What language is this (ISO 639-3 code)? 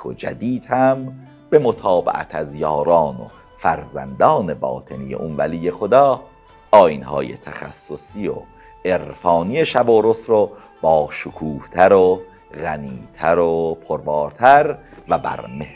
fas